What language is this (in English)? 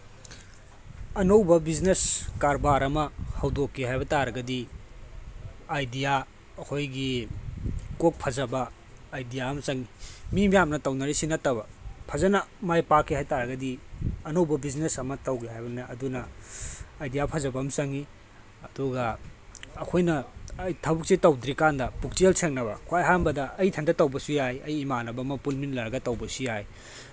Manipuri